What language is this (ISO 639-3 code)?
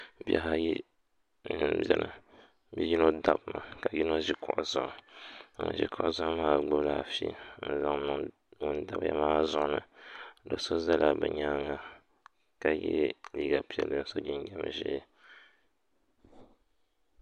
dag